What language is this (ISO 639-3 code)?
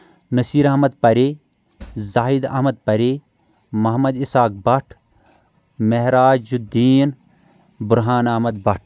kas